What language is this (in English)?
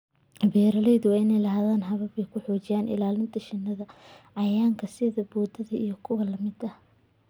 Somali